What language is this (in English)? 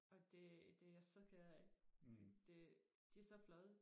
Danish